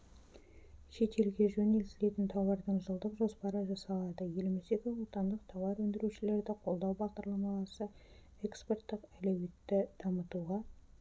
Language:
Kazakh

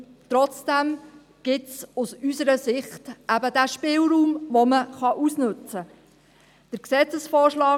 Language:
Swiss German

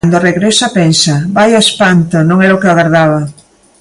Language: Galician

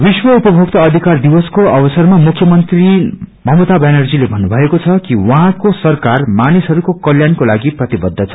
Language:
Nepali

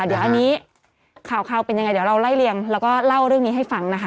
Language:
Thai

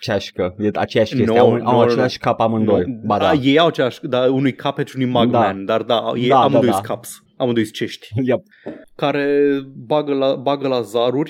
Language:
Romanian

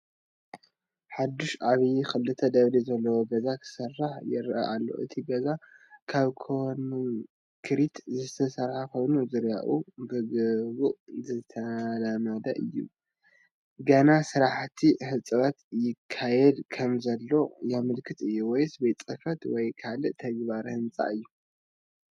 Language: Tigrinya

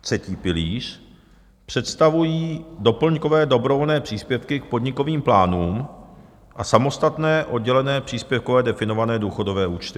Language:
Czech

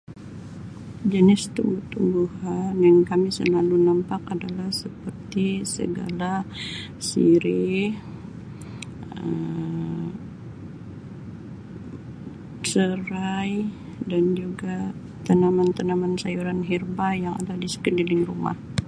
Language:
Sabah Malay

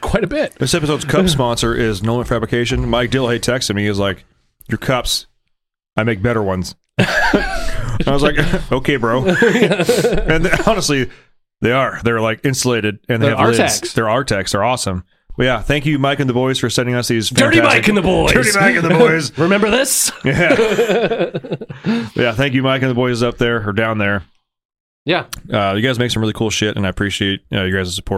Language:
English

